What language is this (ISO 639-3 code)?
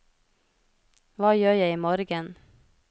nor